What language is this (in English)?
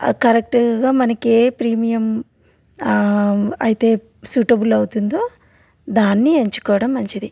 Telugu